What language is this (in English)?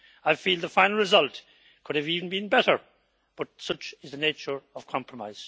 English